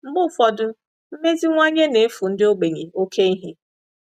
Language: Igbo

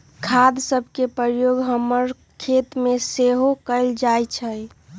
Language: Magahi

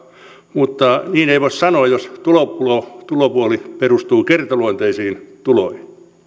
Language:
Finnish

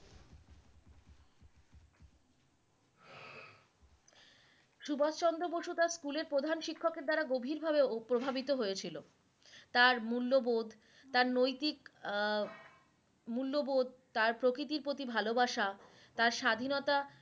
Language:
Bangla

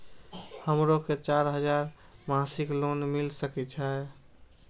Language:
Maithili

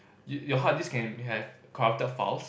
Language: English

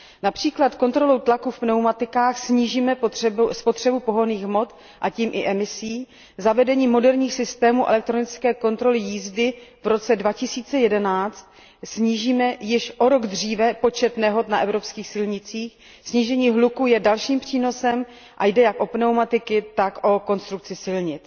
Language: Czech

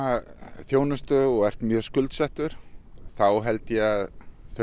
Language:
Icelandic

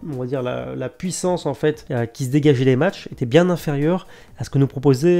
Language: French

